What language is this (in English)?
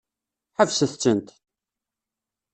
Kabyle